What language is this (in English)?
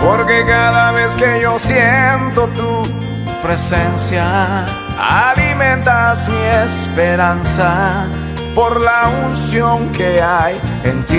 Spanish